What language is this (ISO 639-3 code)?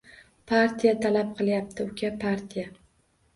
uzb